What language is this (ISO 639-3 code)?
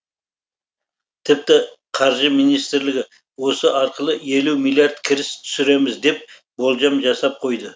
kaz